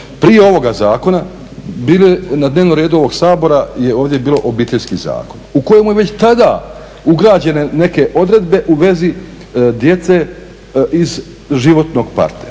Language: Croatian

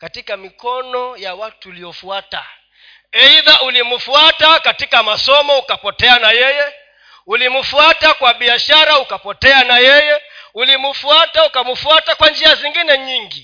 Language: Swahili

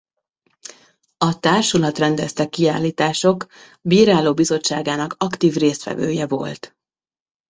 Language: Hungarian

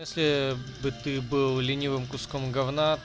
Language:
Russian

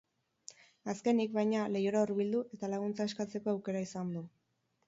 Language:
Basque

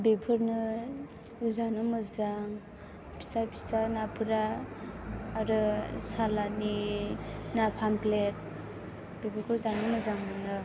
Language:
Bodo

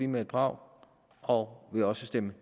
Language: Danish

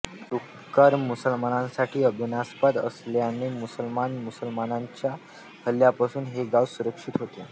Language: Marathi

